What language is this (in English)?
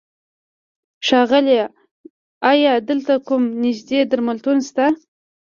Pashto